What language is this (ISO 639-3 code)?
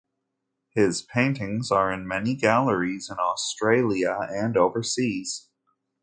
eng